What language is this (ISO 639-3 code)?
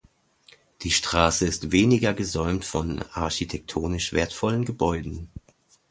deu